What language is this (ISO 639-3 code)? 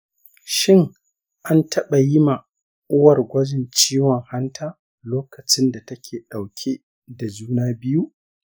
hau